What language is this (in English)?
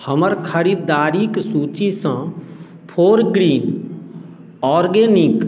Maithili